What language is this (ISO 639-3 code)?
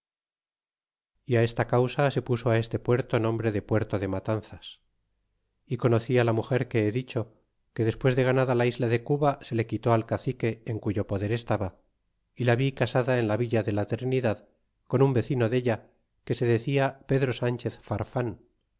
spa